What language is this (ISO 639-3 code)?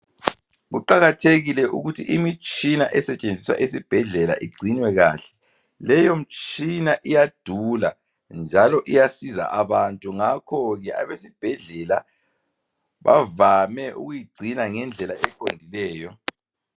nde